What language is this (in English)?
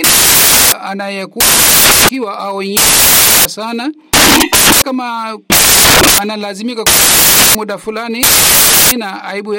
Swahili